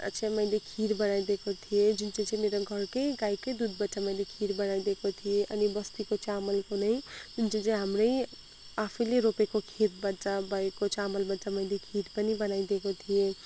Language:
Nepali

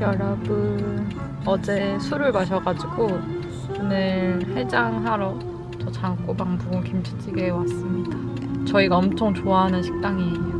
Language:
Korean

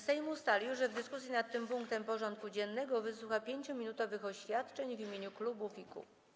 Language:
Polish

